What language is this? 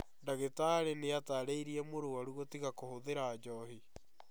Kikuyu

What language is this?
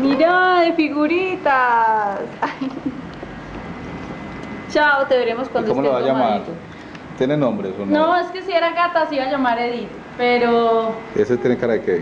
Spanish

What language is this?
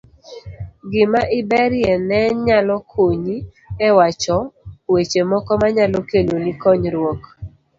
Luo (Kenya and Tanzania)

